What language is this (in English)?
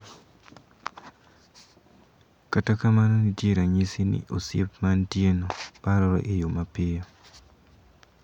Luo (Kenya and Tanzania)